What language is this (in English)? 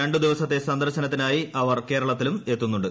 Malayalam